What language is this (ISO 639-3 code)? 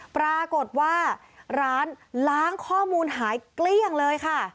tha